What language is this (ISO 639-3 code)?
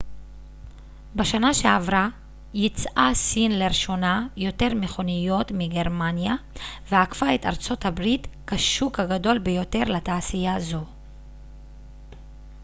heb